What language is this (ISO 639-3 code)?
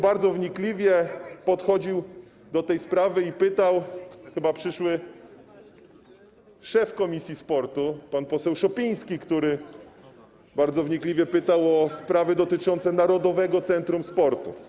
pol